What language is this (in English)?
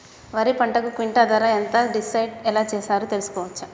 Telugu